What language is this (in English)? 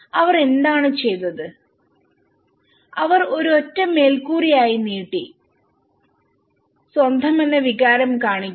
Malayalam